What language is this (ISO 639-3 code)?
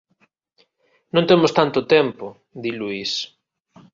glg